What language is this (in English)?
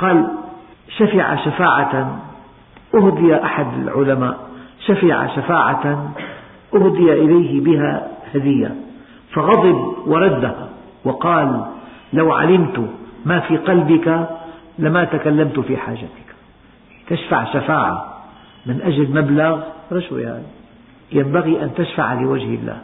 Arabic